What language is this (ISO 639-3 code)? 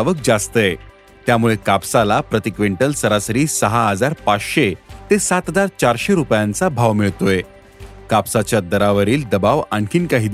mar